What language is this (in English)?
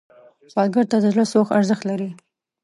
Pashto